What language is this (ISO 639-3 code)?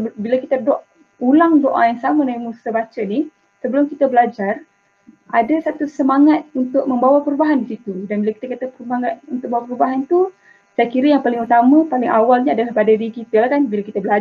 msa